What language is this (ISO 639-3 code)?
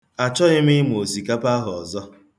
ibo